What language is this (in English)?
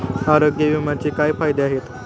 Marathi